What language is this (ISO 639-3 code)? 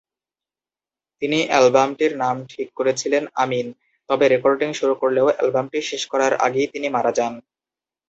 ben